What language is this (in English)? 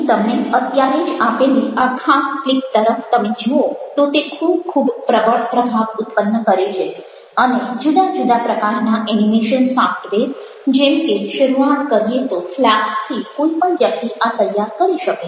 Gujarati